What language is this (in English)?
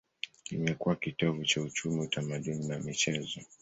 Swahili